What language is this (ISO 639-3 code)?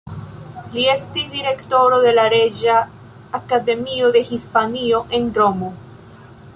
epo